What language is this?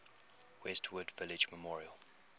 English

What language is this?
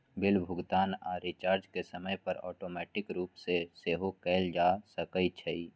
Magahi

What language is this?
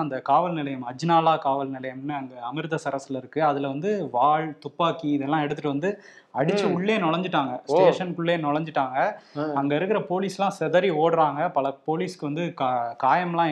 Tamil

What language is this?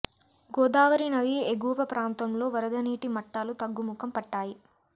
Telugu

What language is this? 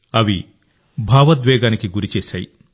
Telugu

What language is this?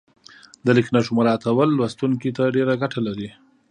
Pashto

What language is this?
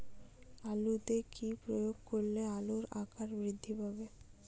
Bangla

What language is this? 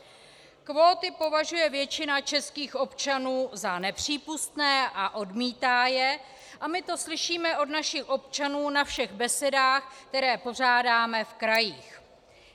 Czech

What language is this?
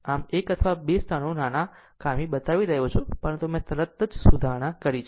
Gujarati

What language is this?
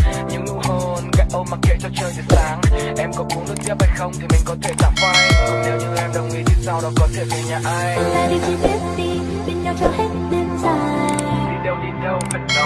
Vietnamese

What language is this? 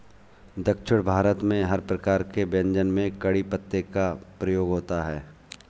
Hindi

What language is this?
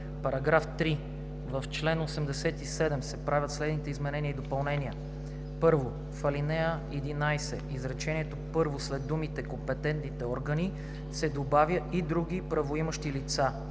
Bulgarian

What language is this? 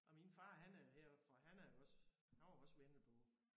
Danish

